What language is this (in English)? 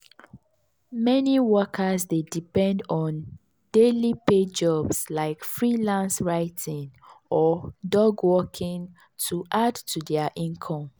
Nigerian Pidgin